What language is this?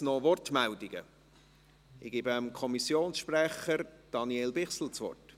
Swiss German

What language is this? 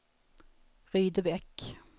Swedish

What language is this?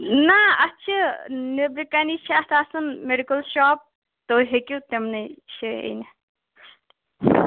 Kashmiri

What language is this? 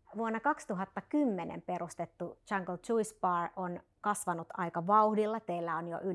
Finnish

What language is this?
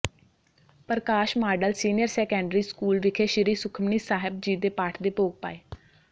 Punjabi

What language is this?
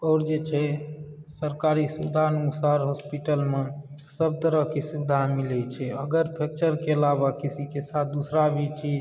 Maithili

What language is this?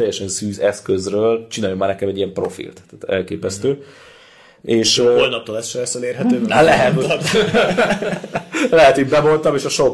Hungarian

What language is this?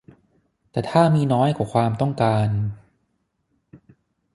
Thai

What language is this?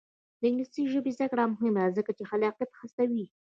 Pashto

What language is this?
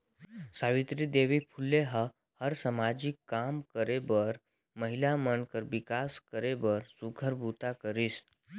Chhattisgarhi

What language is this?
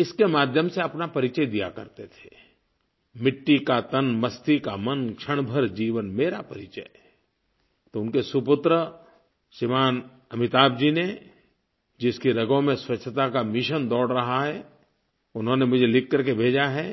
Hindi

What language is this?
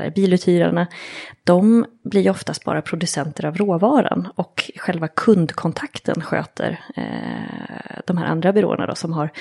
Swedish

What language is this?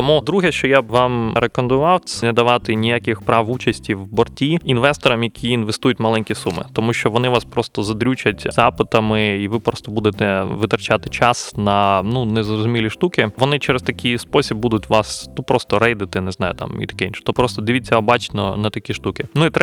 Ukrainian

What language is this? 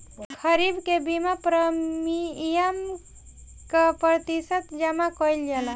Bhojpuri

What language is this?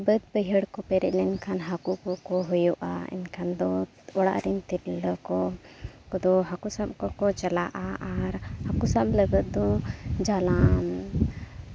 Santali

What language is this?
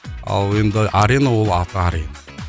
Kazakh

